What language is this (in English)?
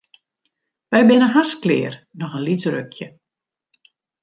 Western Frisian